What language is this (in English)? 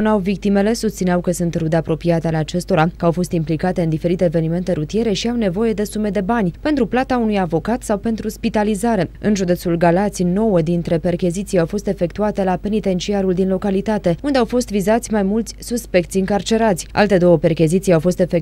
Romanian